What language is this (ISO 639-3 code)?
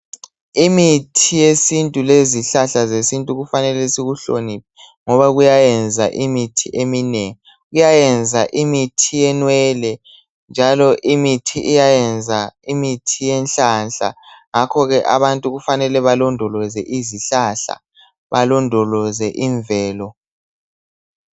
nde